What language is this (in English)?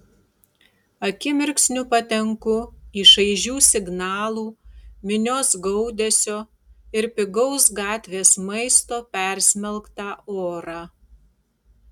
Lithuanian